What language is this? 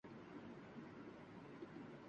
Urdu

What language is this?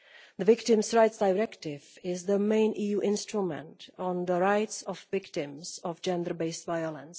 English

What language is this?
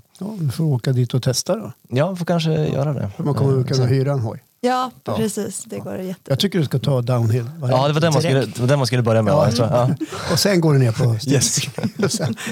Swedish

